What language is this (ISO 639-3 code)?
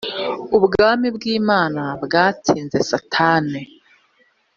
kin